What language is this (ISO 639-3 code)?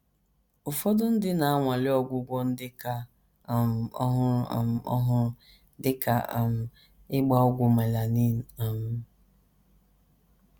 ibo